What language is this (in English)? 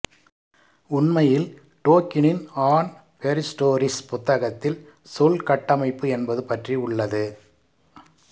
Tamil